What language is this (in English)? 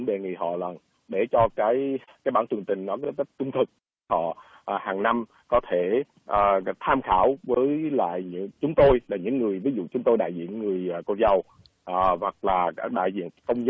Vietnamese